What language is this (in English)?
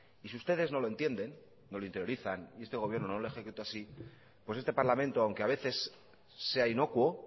Spanish